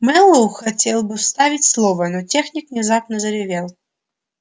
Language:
Russian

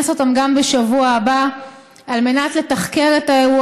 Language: Hebrew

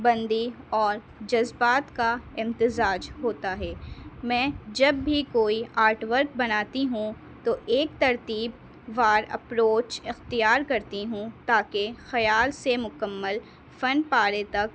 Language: Urdu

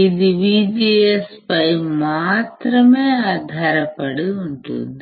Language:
Telugu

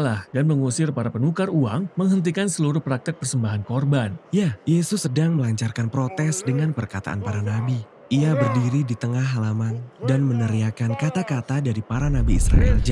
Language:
Indonesian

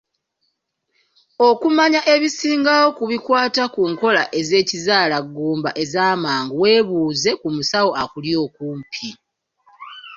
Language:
Ganda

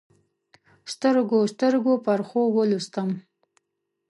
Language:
Pashto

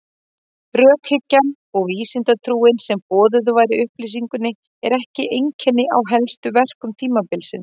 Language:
Icelandic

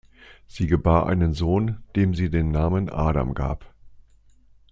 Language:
German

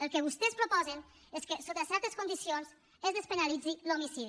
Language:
Catalan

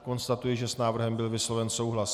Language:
Czech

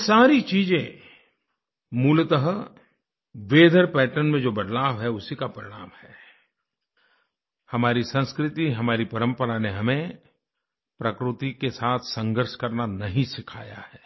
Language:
Hindi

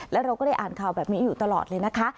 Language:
Thai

